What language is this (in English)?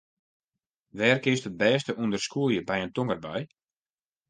Western Frisian